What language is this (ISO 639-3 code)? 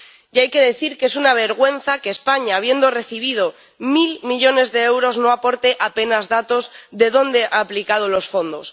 spa